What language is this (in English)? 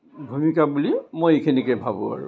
Assamese